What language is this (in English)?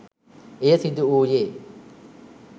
Sinhala